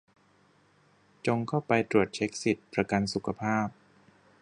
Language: Thai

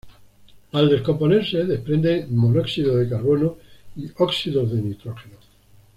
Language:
Spanish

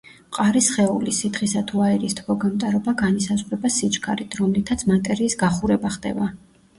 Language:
Georgian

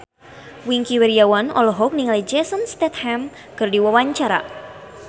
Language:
Sundanese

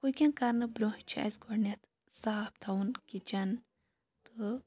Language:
Kashmiri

